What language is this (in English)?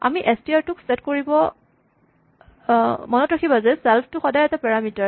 Assamese